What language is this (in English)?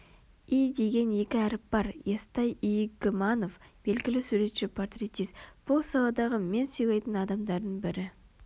Kazakh